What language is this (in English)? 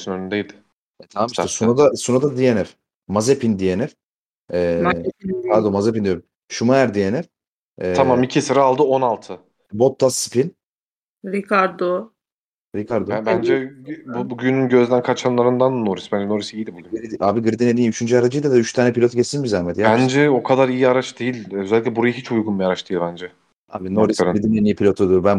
Turkish